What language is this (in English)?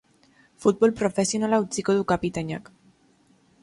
Basque